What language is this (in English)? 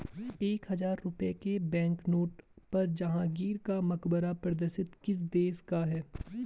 Hindi